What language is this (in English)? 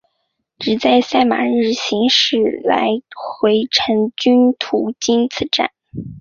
Chinese